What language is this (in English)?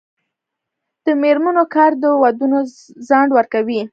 Pashto